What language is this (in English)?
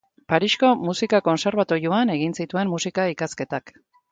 Basque